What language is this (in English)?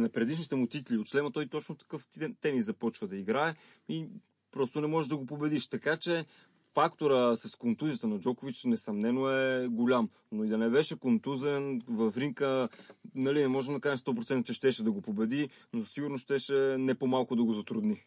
Bulgarian